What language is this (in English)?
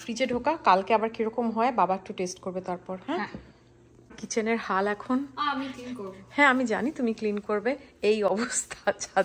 Bangla